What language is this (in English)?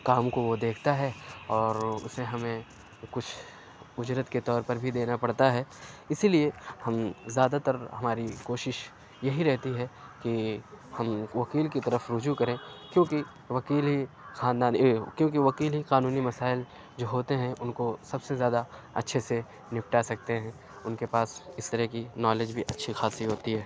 Urdu